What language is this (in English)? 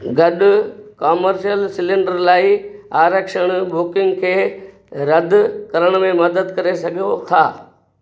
Sindhi